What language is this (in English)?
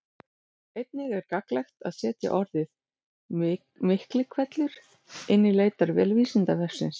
Icelandic